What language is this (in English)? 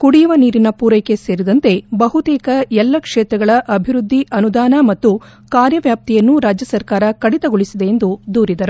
Kannada